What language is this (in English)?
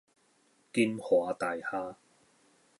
Min Nan Chinese